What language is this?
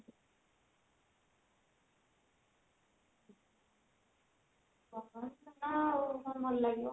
Odia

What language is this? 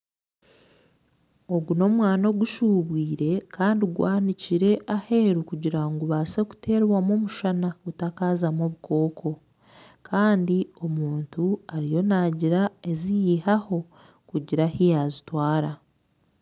Nyankole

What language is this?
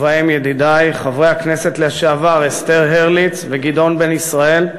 Hebrew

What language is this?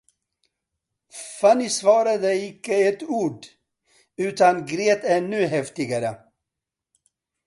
Swedish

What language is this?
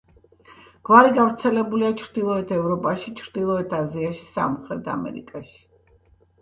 Georgian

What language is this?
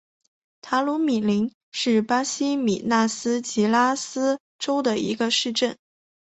Chinese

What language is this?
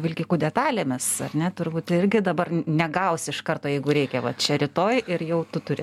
Lithuanian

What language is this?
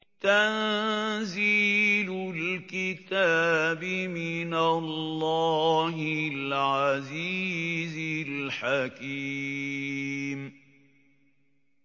Arabic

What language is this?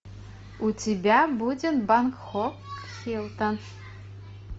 Russian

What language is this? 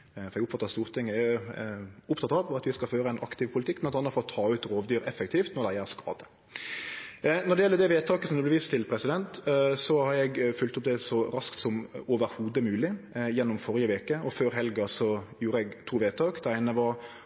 Norwegian Nynorsk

